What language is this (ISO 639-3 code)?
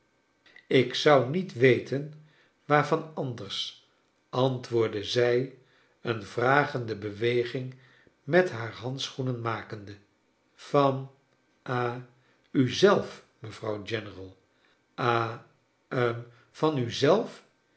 nld